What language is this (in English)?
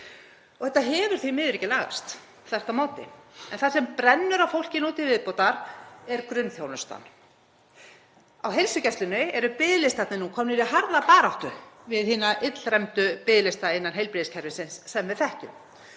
Icelandic